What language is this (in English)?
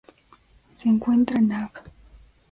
Spanish